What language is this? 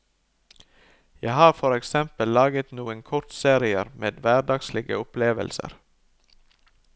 Norwegian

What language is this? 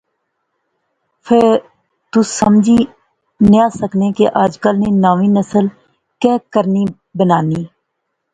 Pahari-Potwari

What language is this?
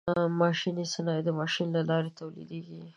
Pashto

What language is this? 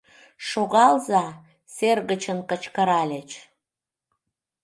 Mari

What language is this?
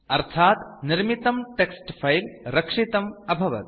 Sanskrit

